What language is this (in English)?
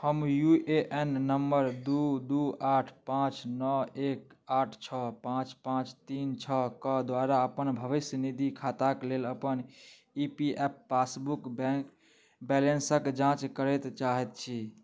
Maithili